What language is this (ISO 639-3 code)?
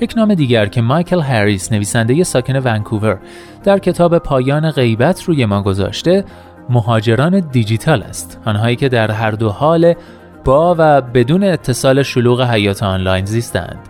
fas